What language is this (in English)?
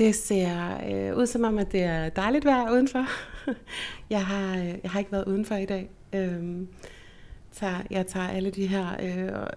Danish